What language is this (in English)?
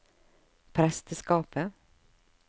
Norwegian